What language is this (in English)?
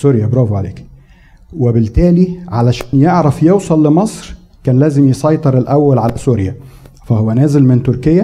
Arabic